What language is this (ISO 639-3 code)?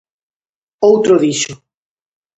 glg